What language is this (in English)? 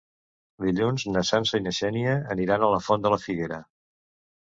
Catalan